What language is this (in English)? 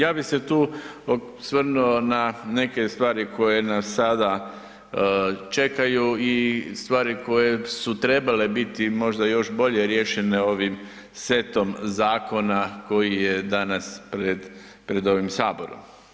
Croatian